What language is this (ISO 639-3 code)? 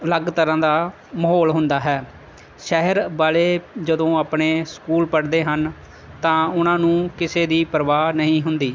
pan